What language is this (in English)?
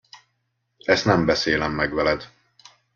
Hungarian